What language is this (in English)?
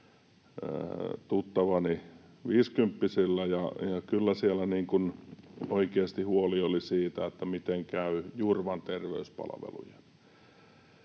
Finnish